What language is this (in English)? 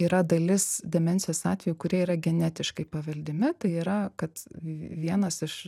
Lithuanian